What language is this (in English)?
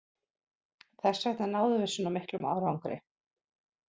Icelandic